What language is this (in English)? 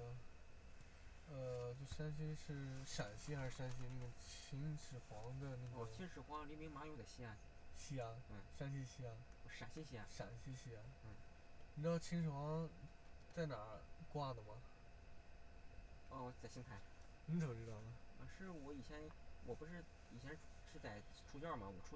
Chinese